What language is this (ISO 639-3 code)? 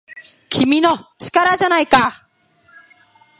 jpn